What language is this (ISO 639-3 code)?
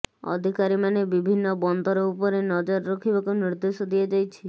ori